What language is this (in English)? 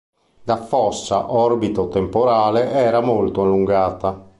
Italian